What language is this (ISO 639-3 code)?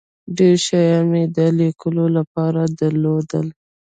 pus